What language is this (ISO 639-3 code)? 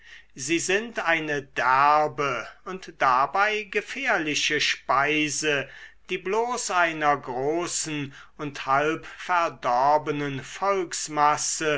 deu